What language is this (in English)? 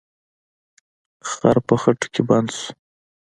Pashto